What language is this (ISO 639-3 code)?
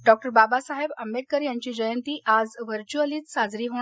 mar